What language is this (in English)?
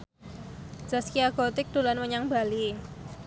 Javanese